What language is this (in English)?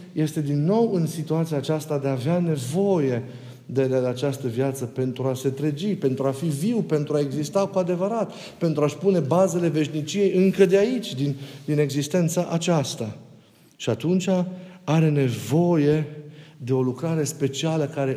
Romanian